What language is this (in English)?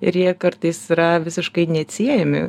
Lithuanian